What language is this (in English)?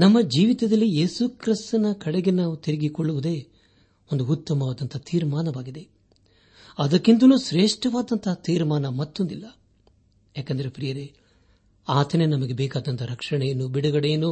Kannada